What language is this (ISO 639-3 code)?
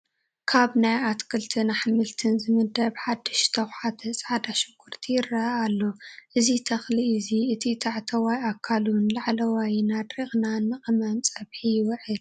tir